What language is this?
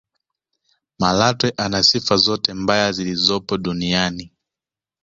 Swahili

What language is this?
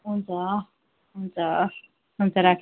Nepali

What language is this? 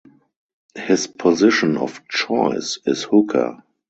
English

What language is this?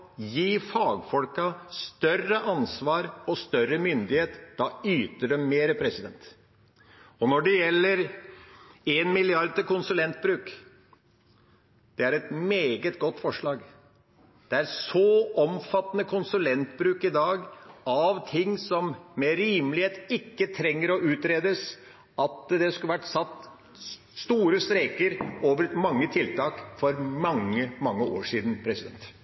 Norwegian Bokmål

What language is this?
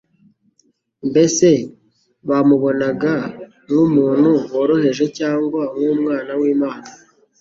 Kinyarwanda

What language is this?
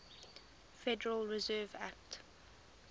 English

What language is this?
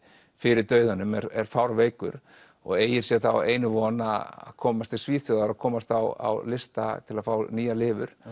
Icelandic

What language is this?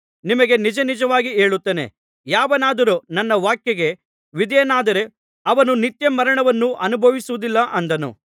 Kannada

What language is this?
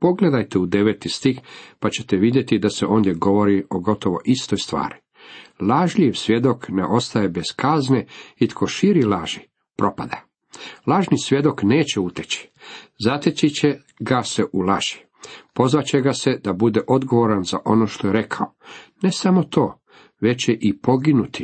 Croatian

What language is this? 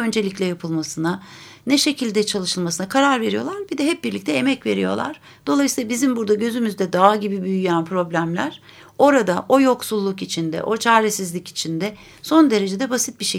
Turkish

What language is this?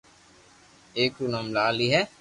Loarki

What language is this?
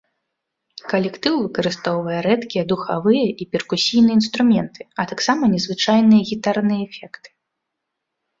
Belarusian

